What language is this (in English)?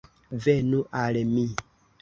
Esperanto